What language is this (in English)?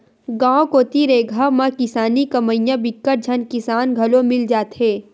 Chhattisgarhi